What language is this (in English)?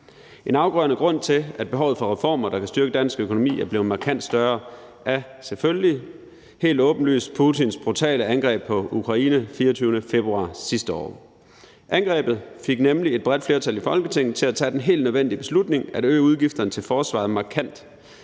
Danish